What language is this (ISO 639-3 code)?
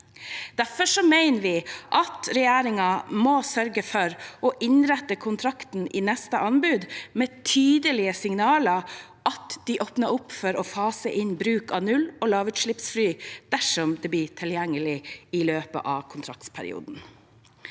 nor